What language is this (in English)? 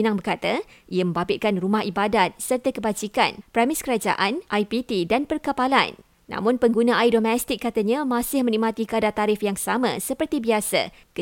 Malay